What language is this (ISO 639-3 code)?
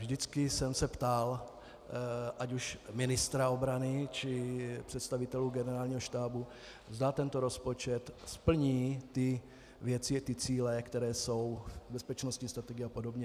ces